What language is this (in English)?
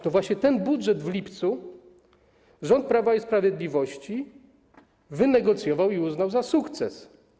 Polish